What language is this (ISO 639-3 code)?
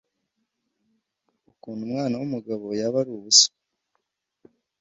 kin